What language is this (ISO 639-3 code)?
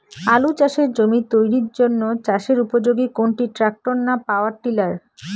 ben